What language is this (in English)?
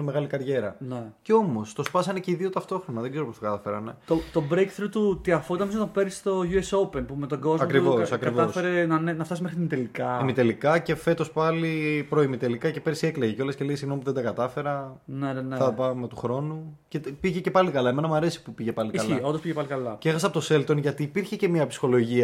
Greek